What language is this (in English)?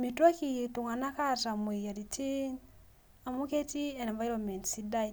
Masai